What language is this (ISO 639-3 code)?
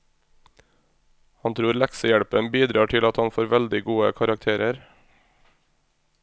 nor